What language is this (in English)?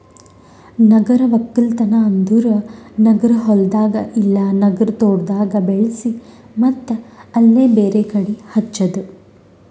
Kannada